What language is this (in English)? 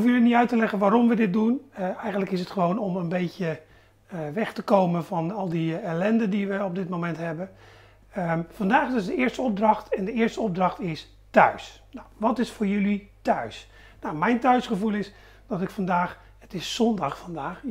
Dutch